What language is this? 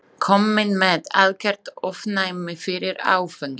Icelandic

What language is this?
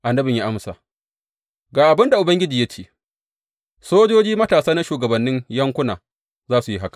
Hausa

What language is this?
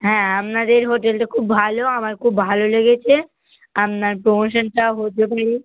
Bangla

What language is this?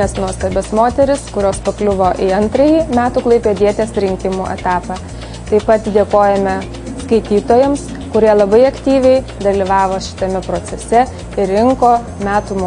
Lithuanian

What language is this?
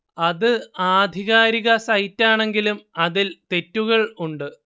Malayalam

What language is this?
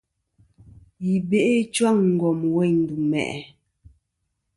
Kom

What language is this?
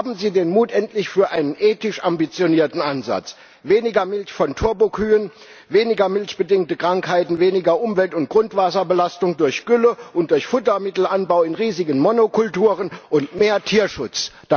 German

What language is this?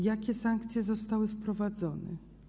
Polish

